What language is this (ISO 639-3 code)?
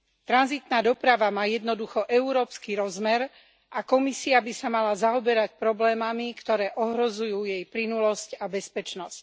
slk